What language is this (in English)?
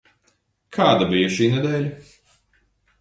Latvian